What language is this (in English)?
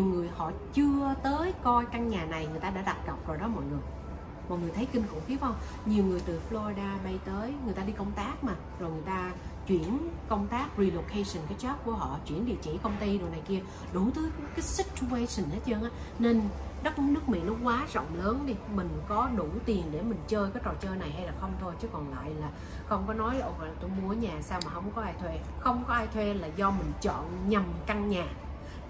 Vietnamese